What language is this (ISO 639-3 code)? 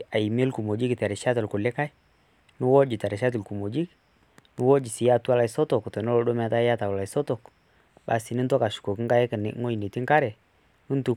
mas